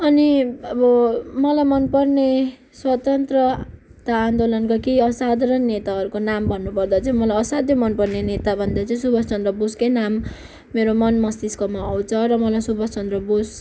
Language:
Nepali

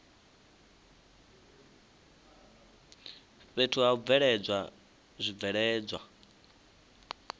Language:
Venda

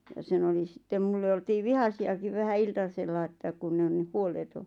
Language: Finnish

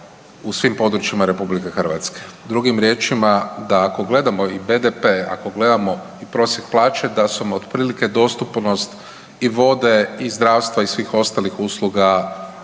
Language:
Croatian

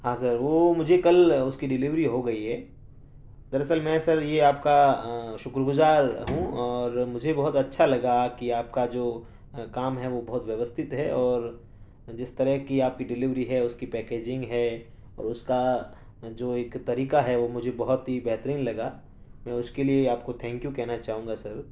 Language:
Urdu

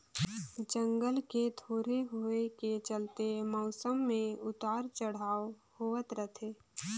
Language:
Chhattisgarhi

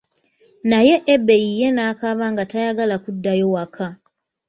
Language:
Ganda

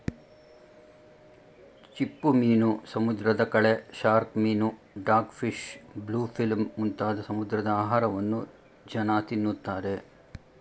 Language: Kannada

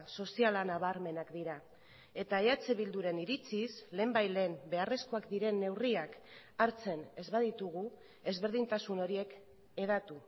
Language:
Basque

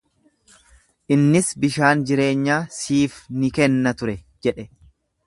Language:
Oromo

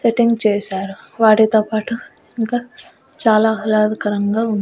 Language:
Telugu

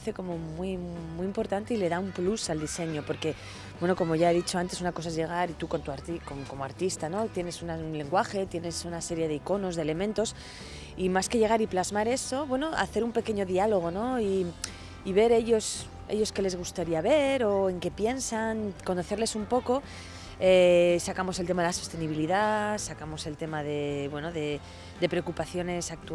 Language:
Spanish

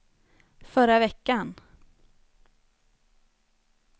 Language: Swedish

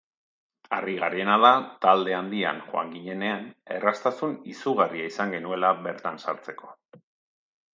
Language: Basque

